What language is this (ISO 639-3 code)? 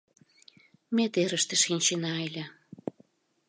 chm